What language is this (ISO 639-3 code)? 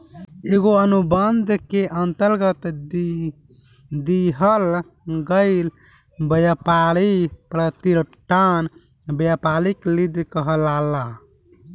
bho